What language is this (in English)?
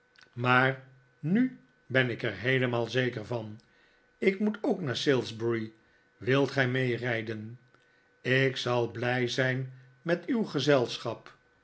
Dutch